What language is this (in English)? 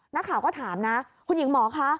Thai